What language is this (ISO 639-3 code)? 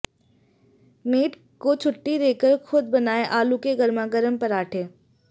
hin